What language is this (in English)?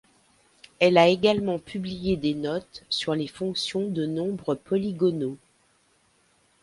French